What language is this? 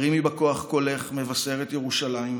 Hebrew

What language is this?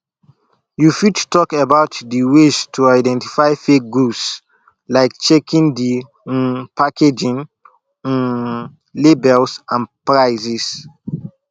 Nigerian Pidgin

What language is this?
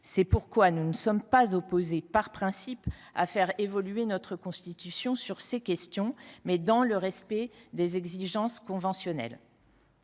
French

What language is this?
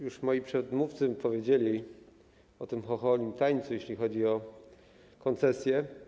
Polish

